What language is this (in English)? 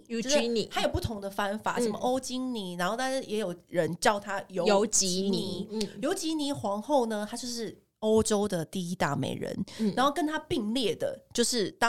Chinese